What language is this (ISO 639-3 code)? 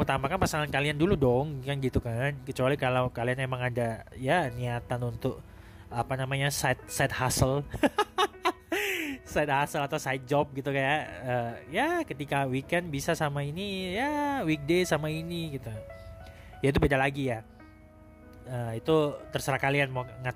ind